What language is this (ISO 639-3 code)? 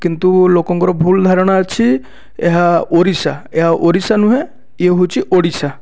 ori